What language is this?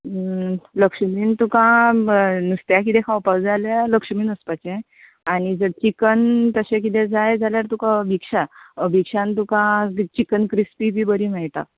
Konkani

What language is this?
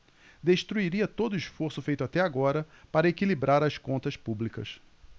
Portuguese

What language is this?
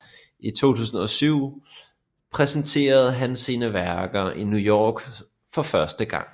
Danish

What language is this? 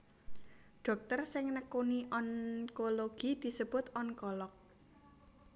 Javanese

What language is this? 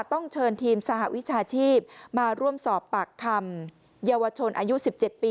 Thai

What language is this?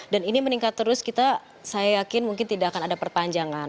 Indonesian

